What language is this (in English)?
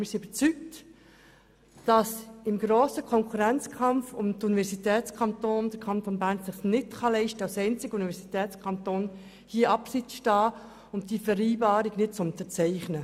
Swiss German